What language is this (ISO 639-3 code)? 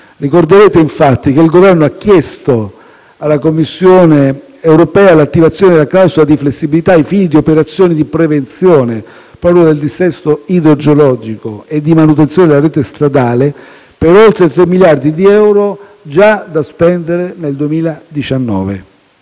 ita